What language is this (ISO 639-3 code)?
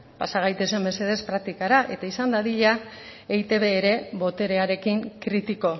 eus